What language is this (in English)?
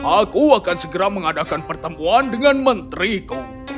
Indonesian